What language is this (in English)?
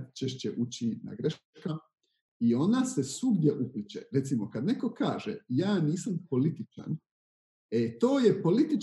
Croatian